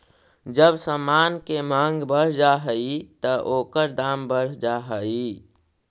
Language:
Magahi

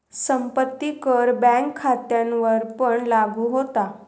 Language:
Marathi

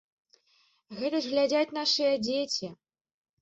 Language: Belarusian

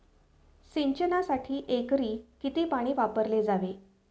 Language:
Marathi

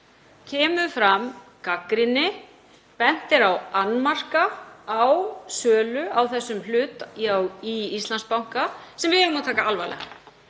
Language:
Icelandic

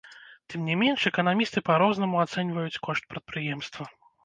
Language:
Belarusian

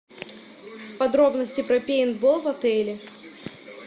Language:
Russian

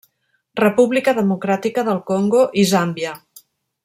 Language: Catalan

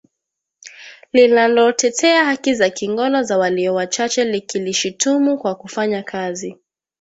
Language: Swahili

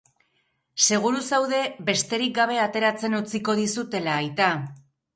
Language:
Basque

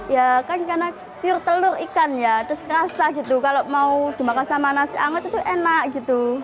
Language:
Indonesian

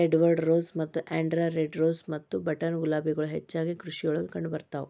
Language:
Kannada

